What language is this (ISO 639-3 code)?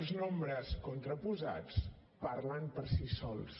cat